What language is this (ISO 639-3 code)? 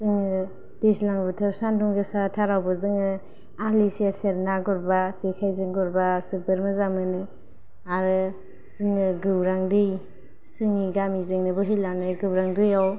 brx